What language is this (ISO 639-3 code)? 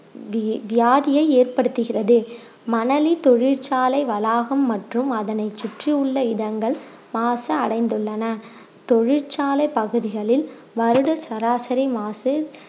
tam